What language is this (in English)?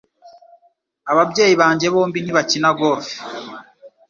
Kinyarwanda